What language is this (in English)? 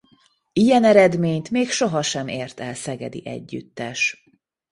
Hungarian